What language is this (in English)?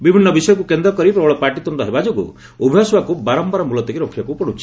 Odia